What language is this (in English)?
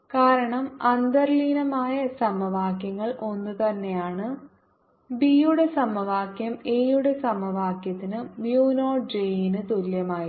Malayalam